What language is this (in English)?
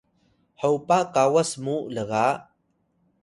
Atayal